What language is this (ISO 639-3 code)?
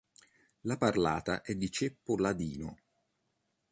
ita